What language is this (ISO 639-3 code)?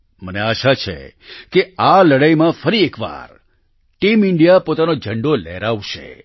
guj